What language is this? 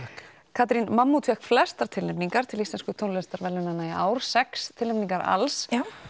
Icelandic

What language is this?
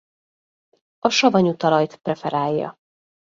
Hungarian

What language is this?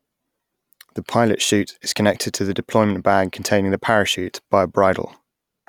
English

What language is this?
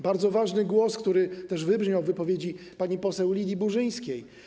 Polish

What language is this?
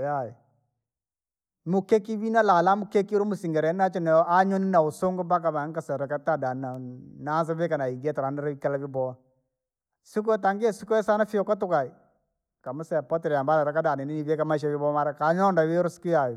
Langi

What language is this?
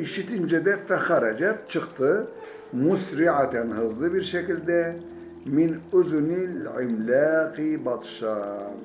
Turkish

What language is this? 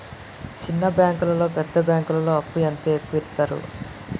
Telugu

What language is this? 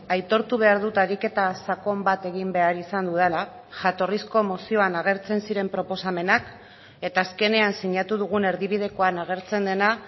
Basque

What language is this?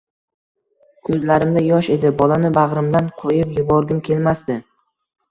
Uzbek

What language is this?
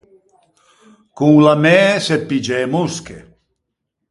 Ligurian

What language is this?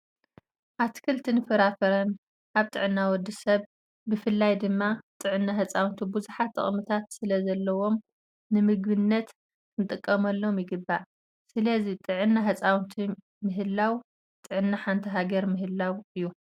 Tigrinya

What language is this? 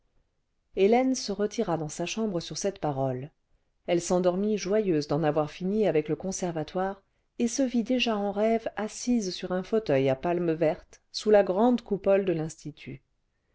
French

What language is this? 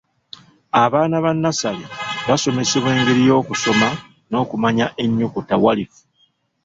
Ganda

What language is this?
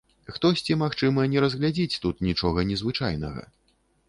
Belarusian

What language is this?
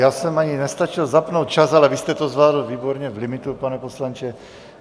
Czech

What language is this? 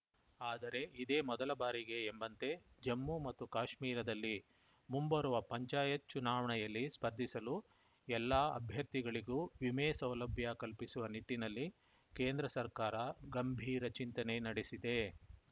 Kannada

